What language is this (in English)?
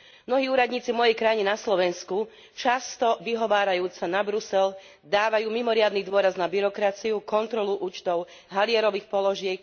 Slovak